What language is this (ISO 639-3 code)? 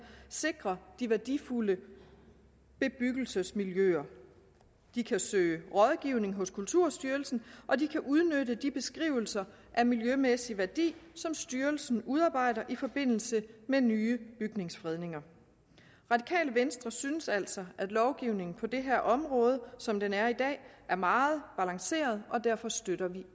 dan